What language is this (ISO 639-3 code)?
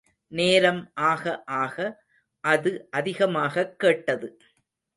tam